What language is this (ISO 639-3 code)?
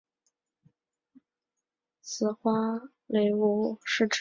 zho